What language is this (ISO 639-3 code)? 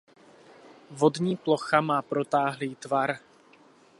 ces